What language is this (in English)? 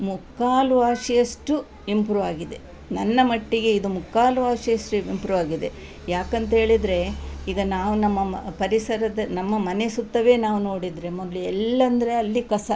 Kannada